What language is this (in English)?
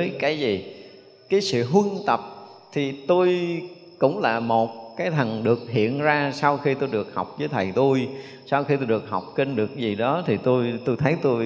Vietnamese